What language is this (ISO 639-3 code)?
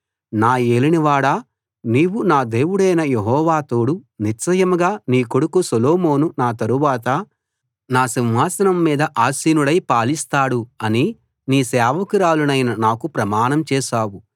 tel